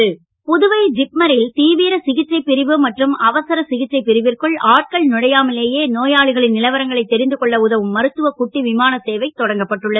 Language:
Tamil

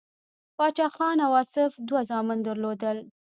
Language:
Pashto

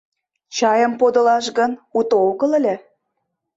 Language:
Mari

